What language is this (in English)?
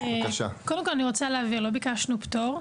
Hebrew